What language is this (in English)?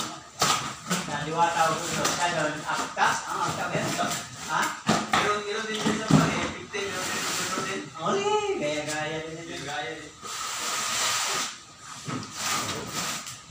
Filipino